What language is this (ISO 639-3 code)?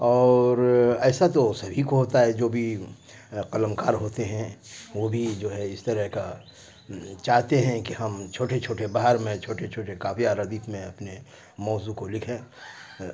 urd